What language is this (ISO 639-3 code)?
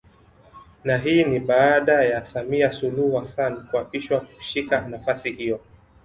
swa